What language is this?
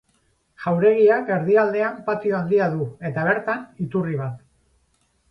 Basque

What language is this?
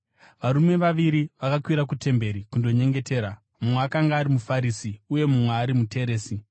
Shona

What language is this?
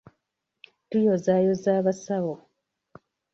Ganda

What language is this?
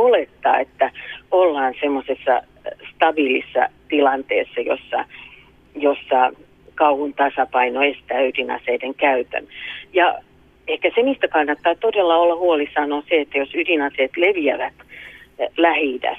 Finnish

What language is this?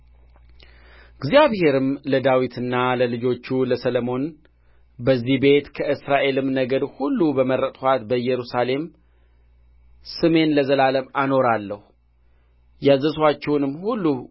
Amharic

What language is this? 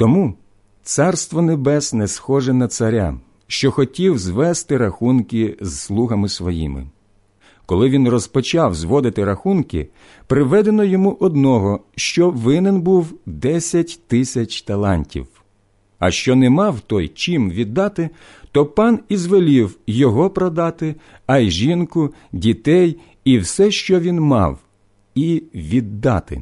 Ukrainian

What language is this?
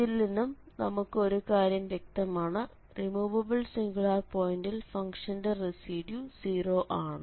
Malayalam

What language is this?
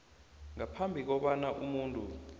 South Ndebele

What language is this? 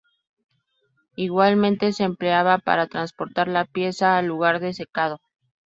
Spanish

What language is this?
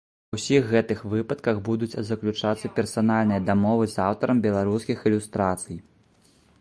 Belarusian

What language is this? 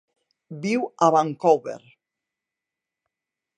Catalan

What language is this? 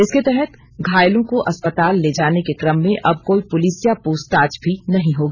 Hindi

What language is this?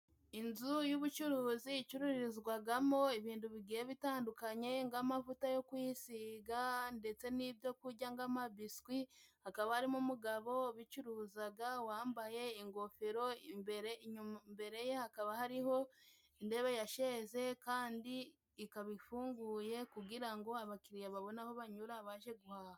Kinyarwanda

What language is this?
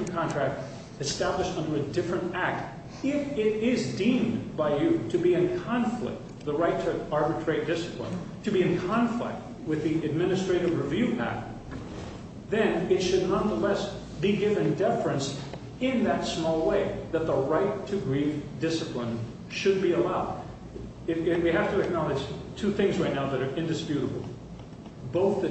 English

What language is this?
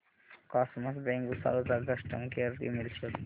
Marathi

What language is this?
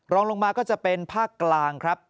Thai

